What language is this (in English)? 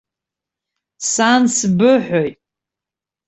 Abkhazian